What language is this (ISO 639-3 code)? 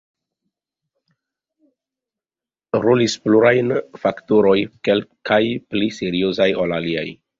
epo